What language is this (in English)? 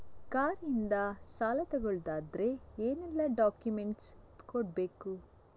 Kannada